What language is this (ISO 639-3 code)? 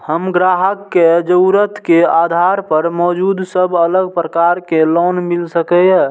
mai